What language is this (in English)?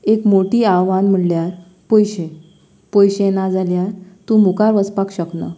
Konkani